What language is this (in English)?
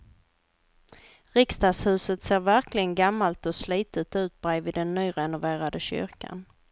Swedish